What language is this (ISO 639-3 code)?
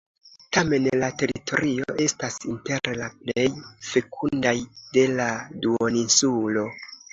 epo